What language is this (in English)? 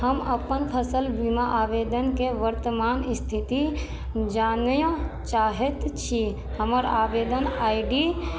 Maithili